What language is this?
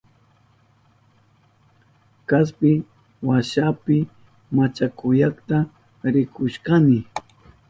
Southern Pastaza Quechua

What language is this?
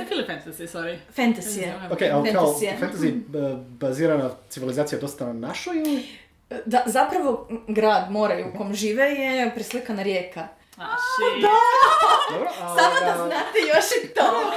Croatian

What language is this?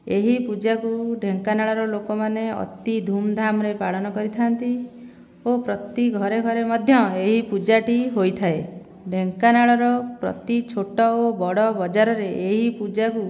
Odia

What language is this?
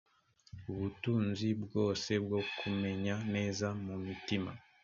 Kinyarwanda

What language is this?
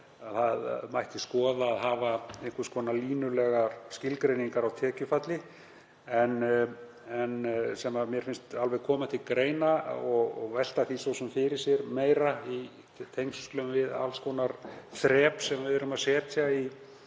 Icelandic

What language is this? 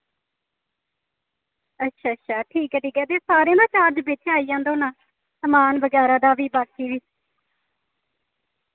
Dogri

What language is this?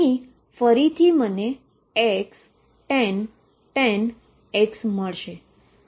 Gujarati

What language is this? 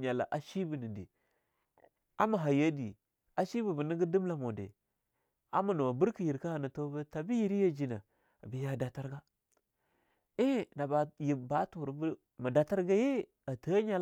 Longuda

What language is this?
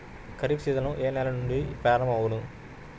Telugu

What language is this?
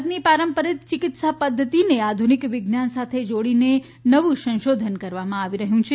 Gujarati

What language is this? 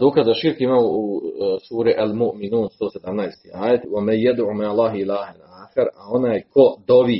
Croatian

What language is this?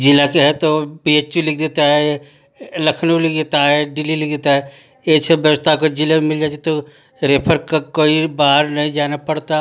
Hindi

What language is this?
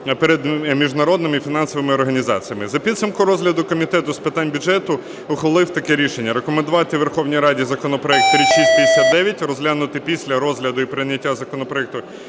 Ukrainian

